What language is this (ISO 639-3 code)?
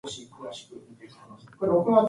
eng